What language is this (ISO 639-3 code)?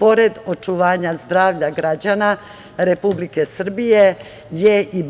srp